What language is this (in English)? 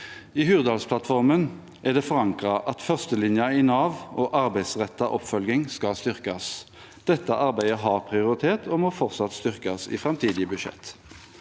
Norwegian